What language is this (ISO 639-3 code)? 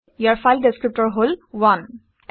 asm